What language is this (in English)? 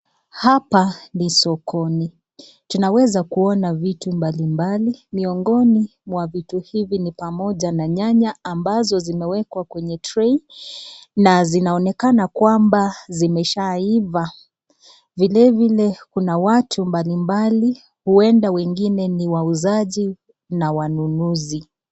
Swahili